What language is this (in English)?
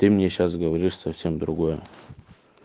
Russian